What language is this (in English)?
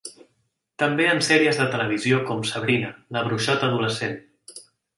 Catalan